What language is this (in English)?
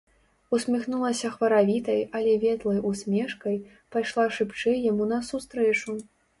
Belarusian